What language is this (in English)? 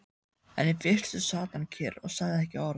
Icelandic